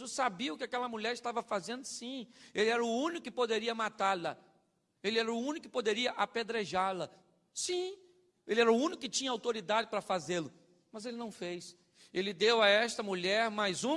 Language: Portuguese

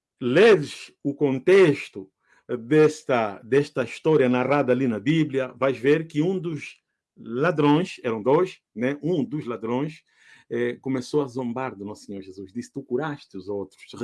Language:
Portuguese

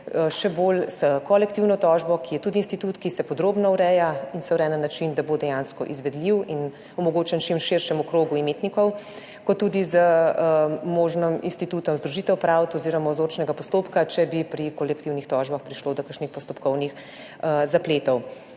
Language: Slovenian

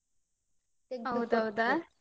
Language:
Kannada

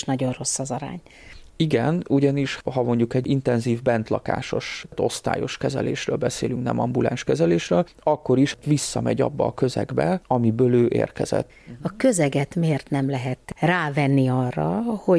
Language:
Hungarian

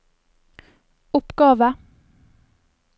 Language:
Norwegian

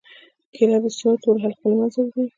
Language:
Pashto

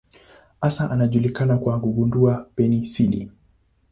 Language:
Swahili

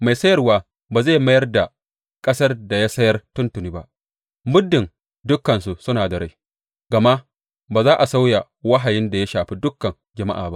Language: Hausa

